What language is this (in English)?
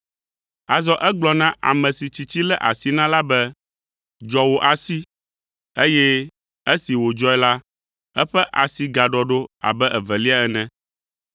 Ewe